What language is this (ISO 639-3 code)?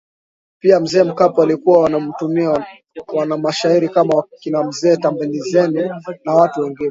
swa